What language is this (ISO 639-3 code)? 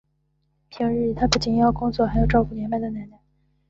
zho